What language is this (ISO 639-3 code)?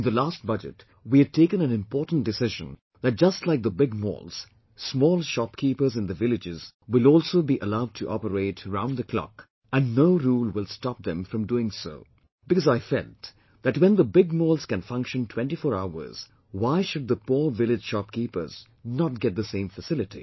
eng